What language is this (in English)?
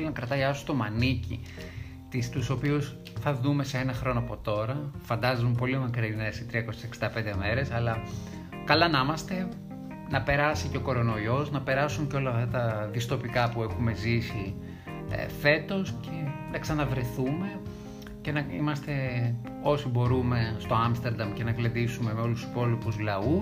Greek